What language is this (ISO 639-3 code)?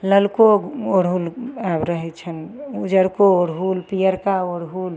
mai